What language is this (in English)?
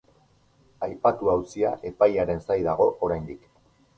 Basque